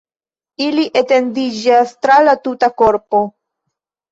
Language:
Esperanto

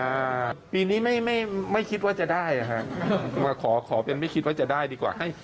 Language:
Thai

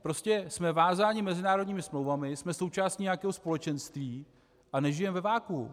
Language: Czech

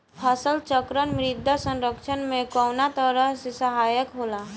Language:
Bhojpuri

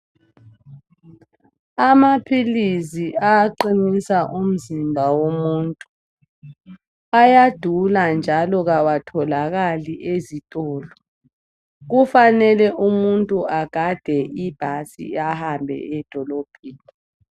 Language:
North Ndebele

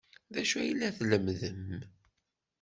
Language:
Kabyle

